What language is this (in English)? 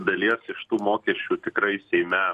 Lithuanian